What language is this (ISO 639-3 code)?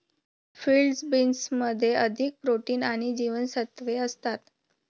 mar